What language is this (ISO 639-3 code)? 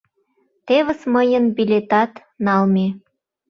chm